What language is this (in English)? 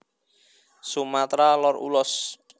Javanese